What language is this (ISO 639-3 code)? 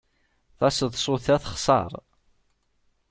kab